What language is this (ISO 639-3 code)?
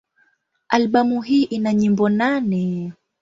swa